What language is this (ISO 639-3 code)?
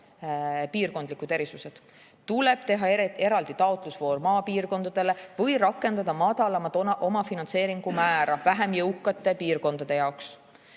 est